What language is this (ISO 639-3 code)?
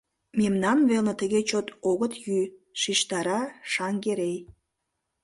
chm